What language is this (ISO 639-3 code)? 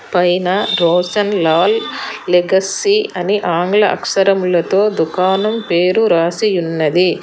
tel